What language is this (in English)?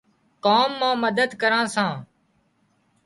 Wadiyara Koli